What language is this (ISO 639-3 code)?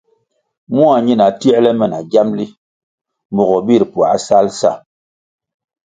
nmg